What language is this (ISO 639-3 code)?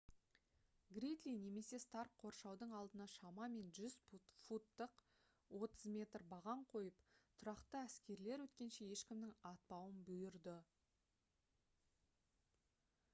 kaz